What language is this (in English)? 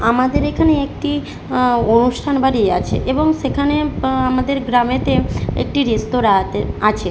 Bangla